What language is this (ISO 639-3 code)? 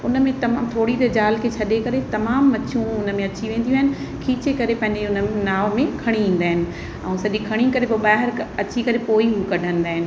snd